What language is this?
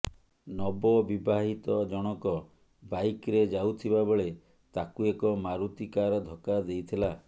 Odia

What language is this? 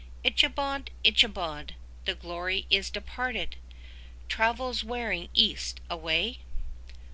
English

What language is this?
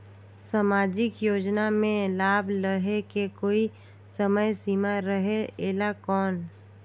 Chhattisgarhi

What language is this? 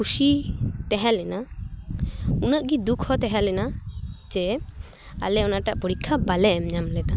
Santali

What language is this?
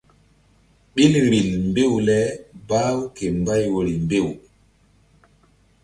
Mbum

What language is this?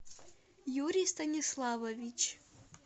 Russian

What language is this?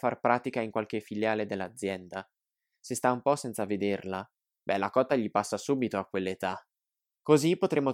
Italian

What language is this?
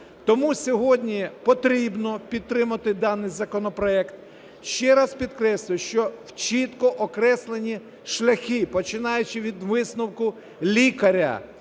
Ukrainian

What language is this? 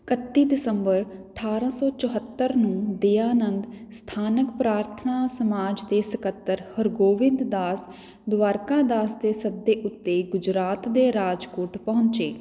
Punjabi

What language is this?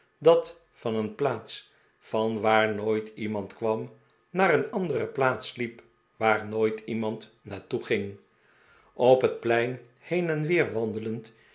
Dutch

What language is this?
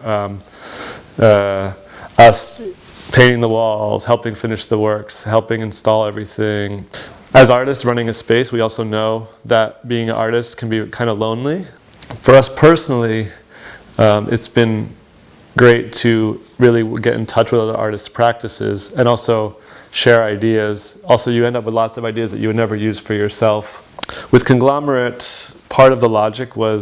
English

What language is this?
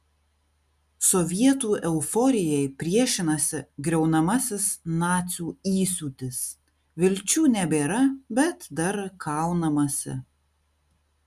Lithuanian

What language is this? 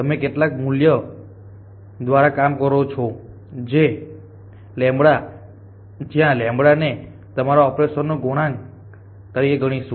Gujarati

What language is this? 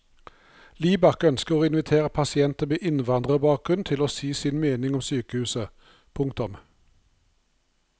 Norwegian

